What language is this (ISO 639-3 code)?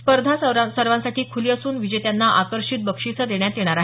mar